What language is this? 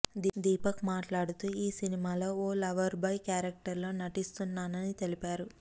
Telugu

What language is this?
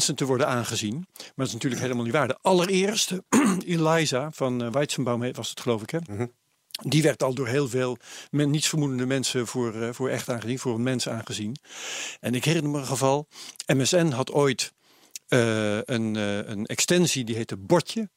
Dutch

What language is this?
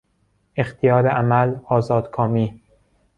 Persian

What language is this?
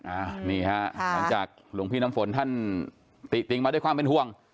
Thai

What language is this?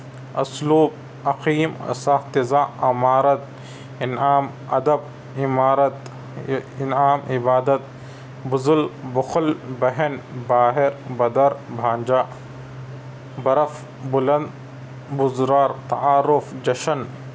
Urdu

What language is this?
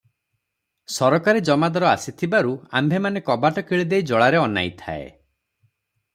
Odia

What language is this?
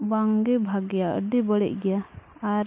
Santali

